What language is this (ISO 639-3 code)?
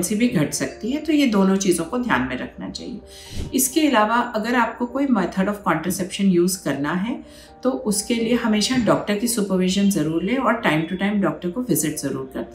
hin